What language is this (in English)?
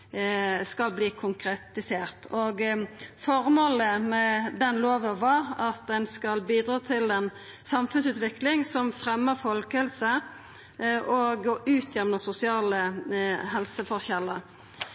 Norwegian Nynorsk